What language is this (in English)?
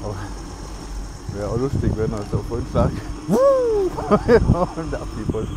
German